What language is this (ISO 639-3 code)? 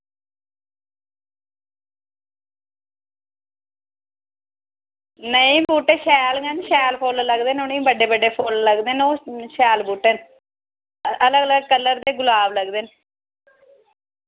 doi